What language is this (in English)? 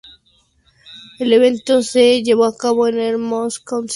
Spanish